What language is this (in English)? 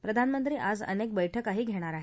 Marathi